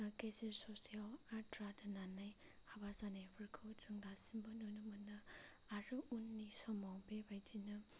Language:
Bodo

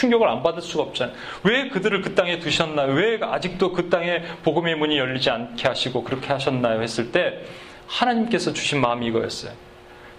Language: Korean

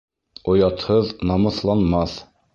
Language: Bashkir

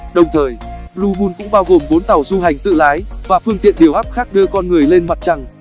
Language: Vietnamese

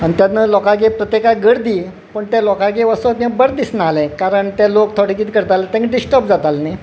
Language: Konkani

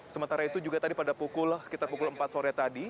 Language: Indonesian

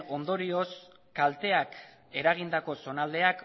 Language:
Basque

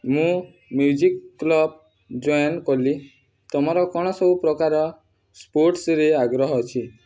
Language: Odia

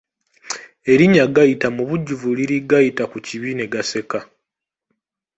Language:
Ganda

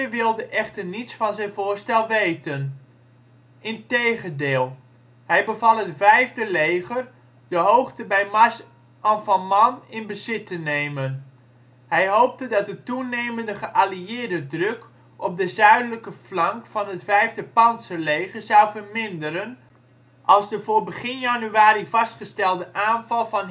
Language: Dutch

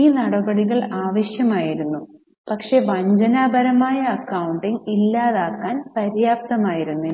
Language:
Malayalam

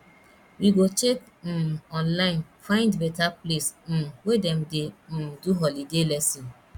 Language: Nigerian Pidgin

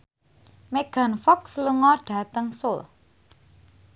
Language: Javanese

